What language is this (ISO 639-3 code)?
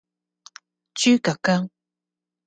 yue